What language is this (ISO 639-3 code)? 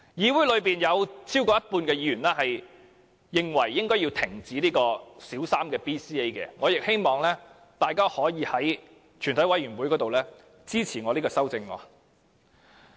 yue